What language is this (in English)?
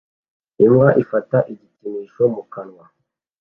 Kinyarwanda